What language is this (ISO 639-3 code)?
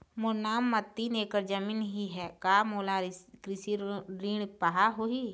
hne